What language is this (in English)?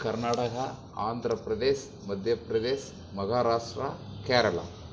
Tamil